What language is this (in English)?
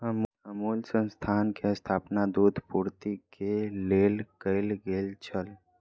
Maithili